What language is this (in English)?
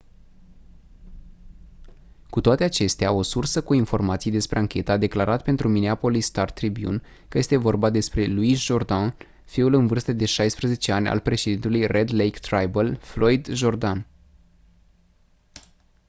Romanian